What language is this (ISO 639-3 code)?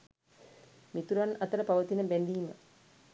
sin